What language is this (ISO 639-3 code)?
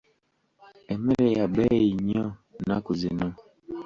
lug